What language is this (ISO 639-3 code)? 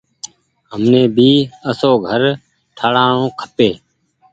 gig